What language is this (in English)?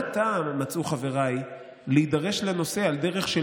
Hebrew